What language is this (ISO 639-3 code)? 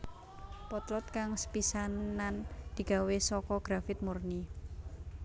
jav